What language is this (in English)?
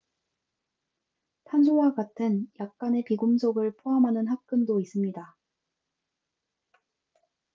Korean